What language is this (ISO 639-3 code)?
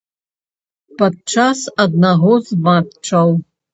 bel